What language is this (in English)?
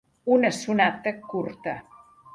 Catalan